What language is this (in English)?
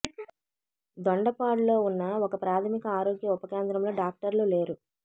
Telugu